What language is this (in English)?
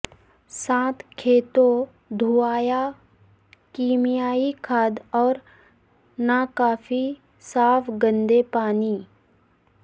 Urdu